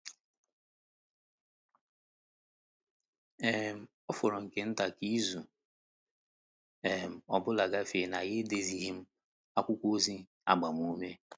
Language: Igbo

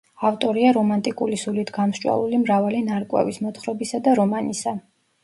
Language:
Georgian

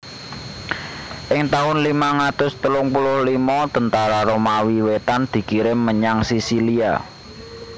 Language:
Javanese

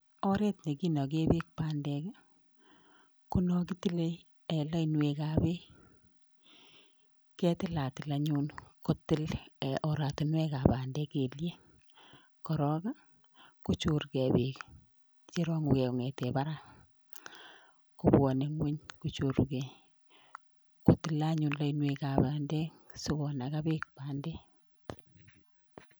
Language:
Kalenjin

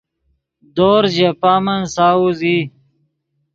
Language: Yidgha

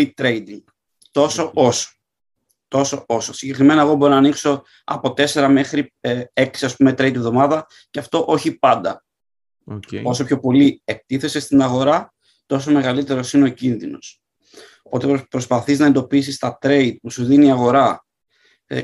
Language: Greek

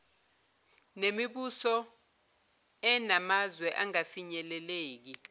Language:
Zulu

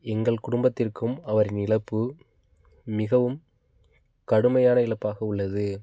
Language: Tamil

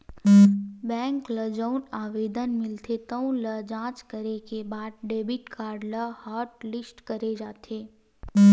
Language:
Chhattisgarhi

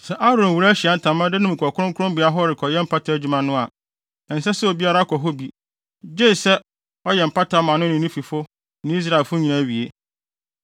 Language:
Akan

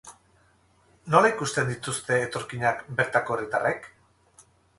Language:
Basque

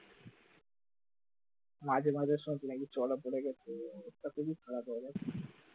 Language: Bangla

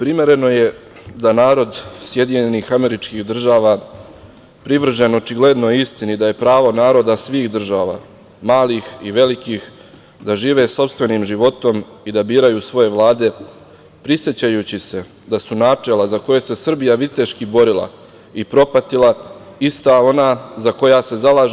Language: Serbian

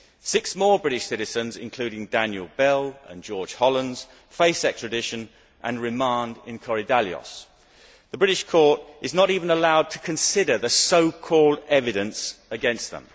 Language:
English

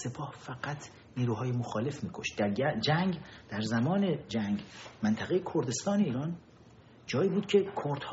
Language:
Persian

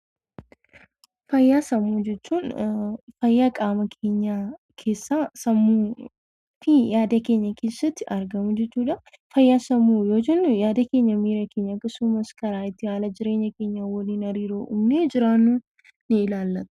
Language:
Oromo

